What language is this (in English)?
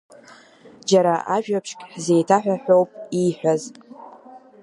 Abkhazian